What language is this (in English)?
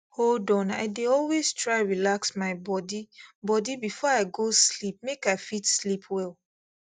Nigerian Pidgin